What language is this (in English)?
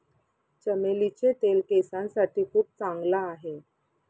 Marathi